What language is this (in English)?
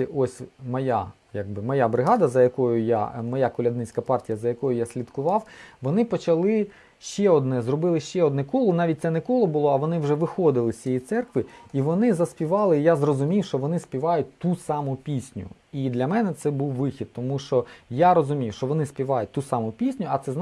Ukrainian